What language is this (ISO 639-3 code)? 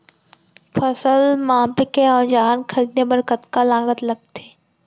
hne